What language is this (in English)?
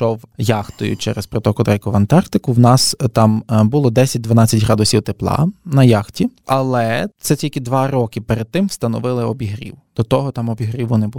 Ukrainian